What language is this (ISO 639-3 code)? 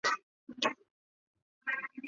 zho